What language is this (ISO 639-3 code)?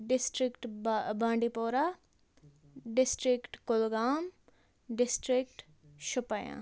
kas